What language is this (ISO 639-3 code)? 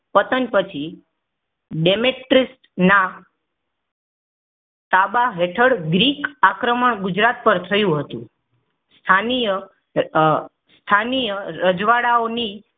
guj